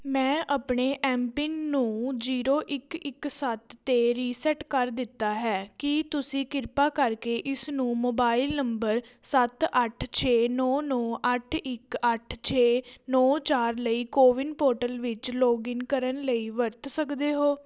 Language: Punjabi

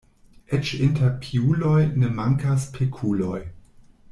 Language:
Esperanto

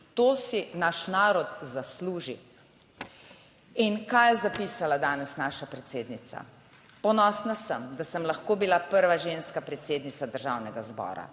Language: Slovenian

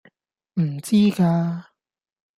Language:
Cantonese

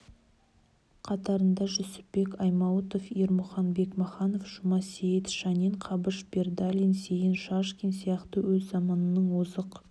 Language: Kazakh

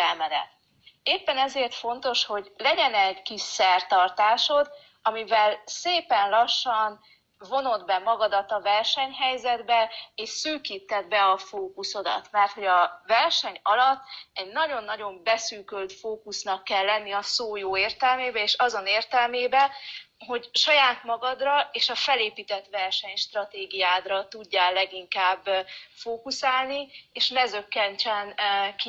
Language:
Hungarian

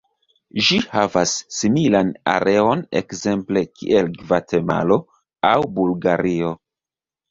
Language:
Esperanto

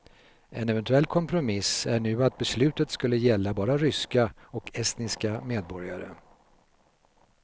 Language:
Swedish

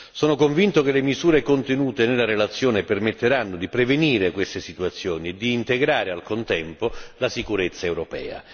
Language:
Italian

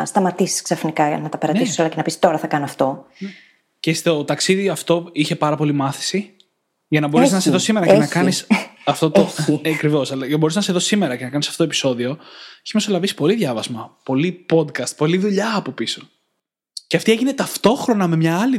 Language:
Greek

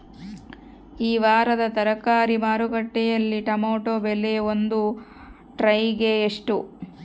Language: Kannada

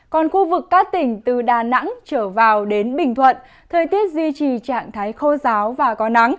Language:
Vietnamese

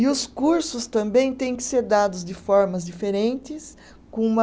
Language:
Portuguese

